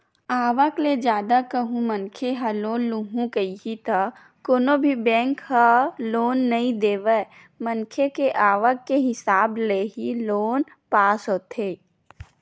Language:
Chhattisgarhi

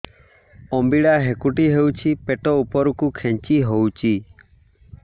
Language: Odia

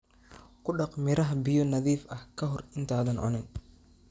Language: Somali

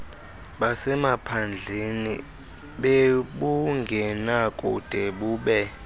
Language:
Xhosa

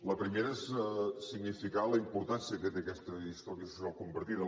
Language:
Catalan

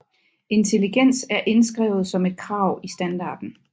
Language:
Danish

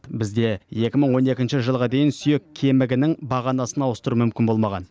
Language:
Kazakh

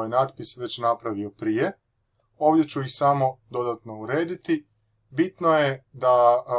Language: Croatian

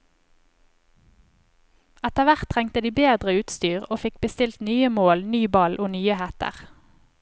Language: Norwegian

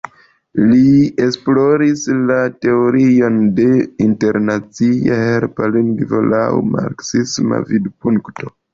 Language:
Esperanto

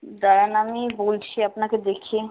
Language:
Bangla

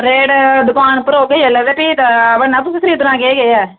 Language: Dogri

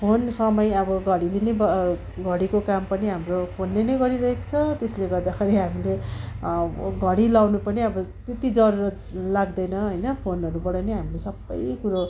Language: Nepali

